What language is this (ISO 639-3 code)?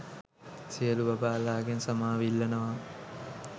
sin